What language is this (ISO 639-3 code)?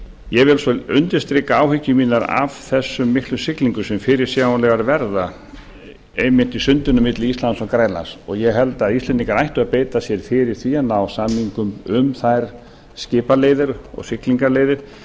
isl